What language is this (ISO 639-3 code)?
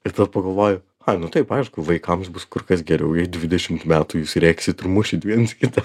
lit